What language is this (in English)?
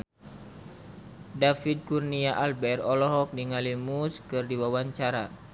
Sundanese